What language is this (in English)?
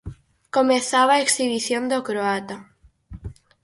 Galician